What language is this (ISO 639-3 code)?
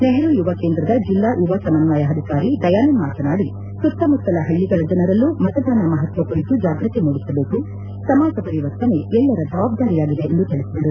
kan